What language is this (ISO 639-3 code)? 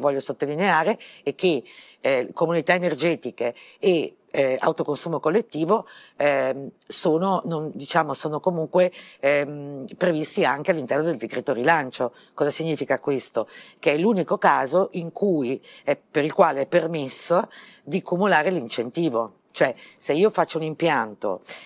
ita